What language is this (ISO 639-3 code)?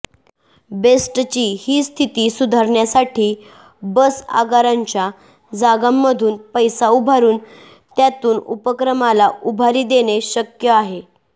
mar